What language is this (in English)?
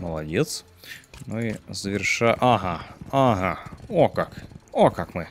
Russian